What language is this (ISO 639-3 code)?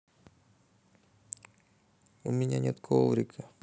rus